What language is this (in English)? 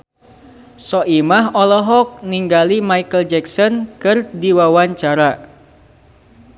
Sundanese